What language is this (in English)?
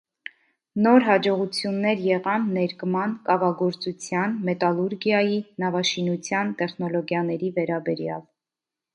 Armenian